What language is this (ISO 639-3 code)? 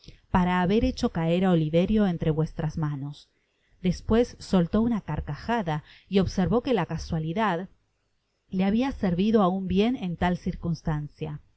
spa